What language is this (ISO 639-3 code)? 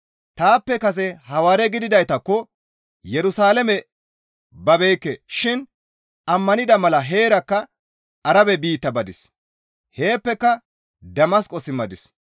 gmv